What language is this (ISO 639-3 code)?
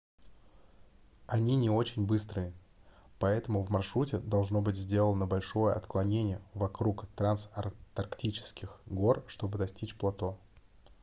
rus